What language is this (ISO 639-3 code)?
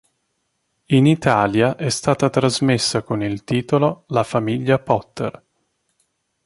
ita